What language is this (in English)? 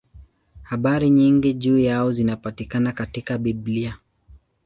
Swahili